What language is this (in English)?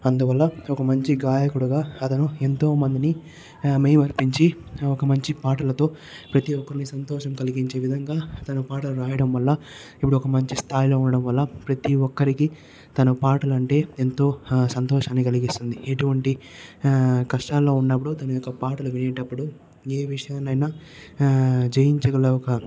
Telugu